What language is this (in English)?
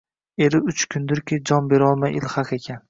Uzbek